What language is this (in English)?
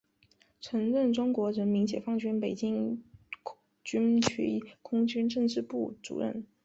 Chinese